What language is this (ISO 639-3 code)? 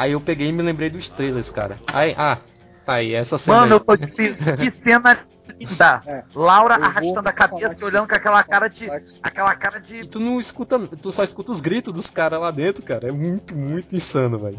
por